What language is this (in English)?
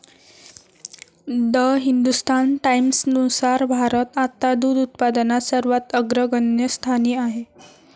Marathi